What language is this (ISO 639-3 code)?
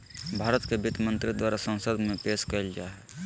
mag